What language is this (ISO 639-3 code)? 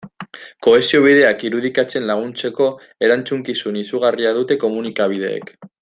eus